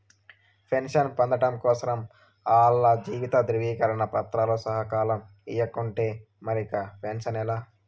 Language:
Telugu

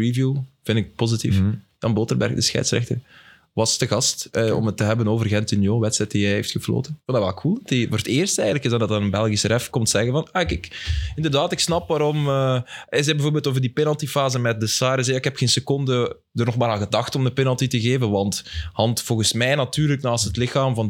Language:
Dutch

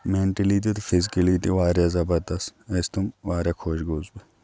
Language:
Kashmiri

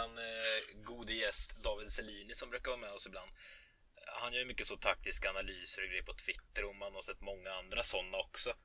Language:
Swedish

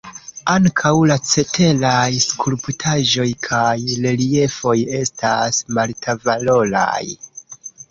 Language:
Esperanto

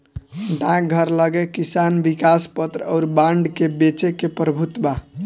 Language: Bhojpuri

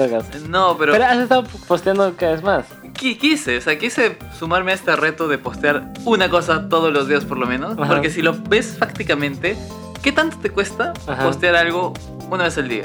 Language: Spanish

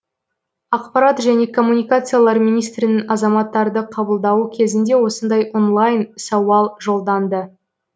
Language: Kazakh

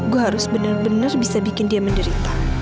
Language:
Indonesian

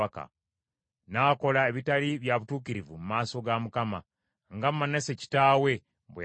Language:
Ganda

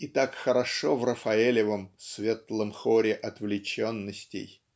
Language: Russian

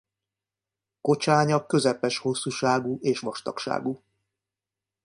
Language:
Hungarian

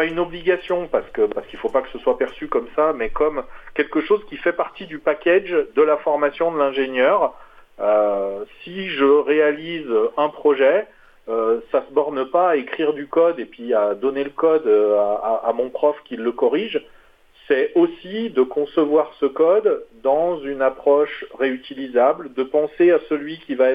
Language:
French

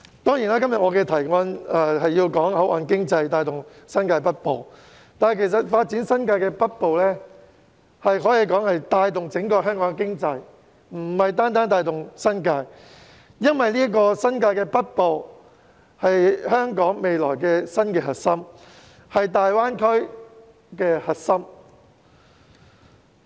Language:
Cantonese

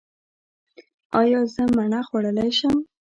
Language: Pashto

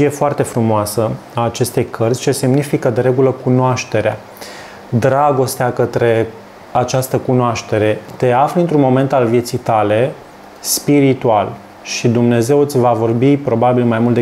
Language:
Romanian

